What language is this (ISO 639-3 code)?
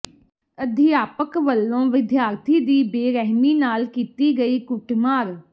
pan